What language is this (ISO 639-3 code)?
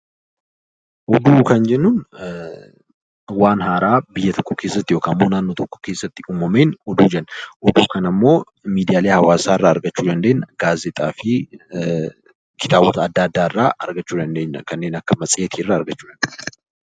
orm